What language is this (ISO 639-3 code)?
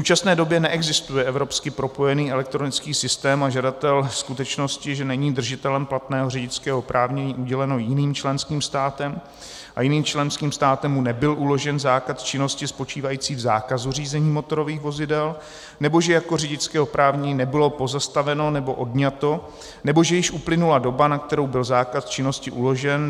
ces